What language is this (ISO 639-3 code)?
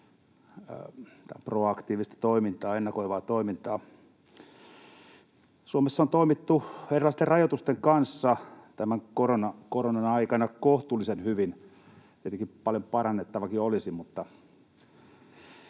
fin